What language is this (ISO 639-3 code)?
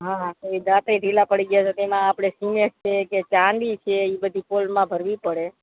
guj